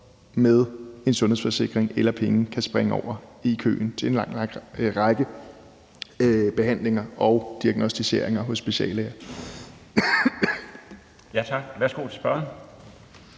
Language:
Danish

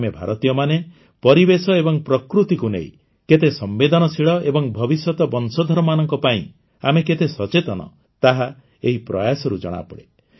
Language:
Odia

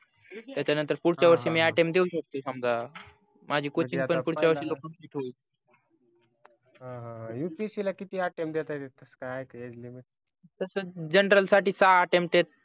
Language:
Marathi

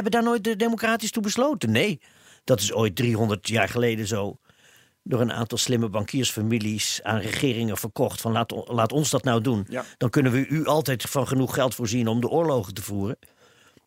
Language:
Dutch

